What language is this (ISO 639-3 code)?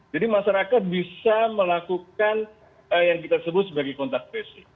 ind